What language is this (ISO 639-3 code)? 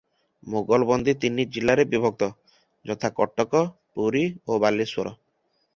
ori